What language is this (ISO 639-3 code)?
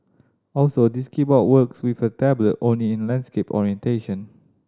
eng